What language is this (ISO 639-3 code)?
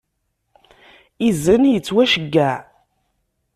kab